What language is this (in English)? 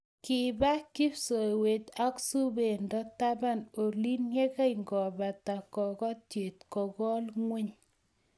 Kalenjin